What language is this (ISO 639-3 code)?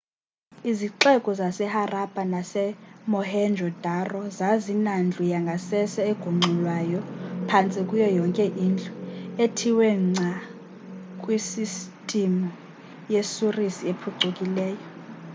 xho